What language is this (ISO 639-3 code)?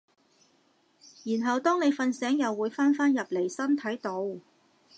yue